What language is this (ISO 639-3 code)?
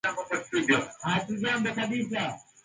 swa